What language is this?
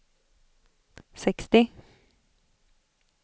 Swedish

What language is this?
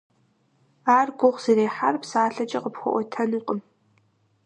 Kabardian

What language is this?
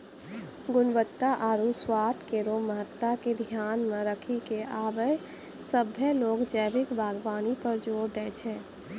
Maithili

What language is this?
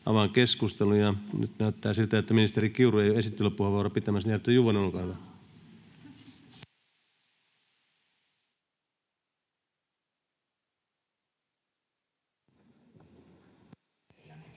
Finnish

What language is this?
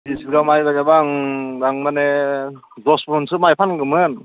Bodo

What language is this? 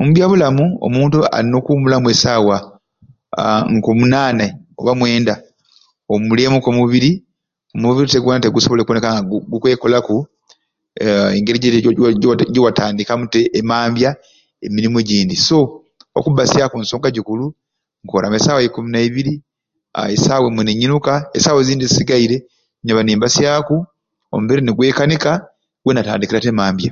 Ruuli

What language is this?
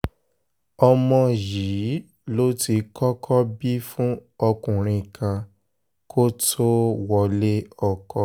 Yoruba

